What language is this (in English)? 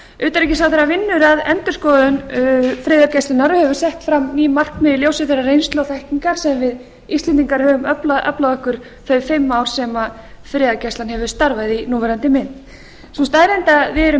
Icelandic